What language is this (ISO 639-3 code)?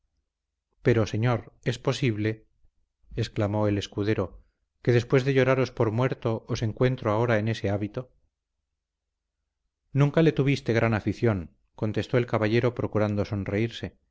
spa